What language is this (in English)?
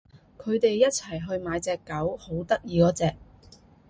Cantonese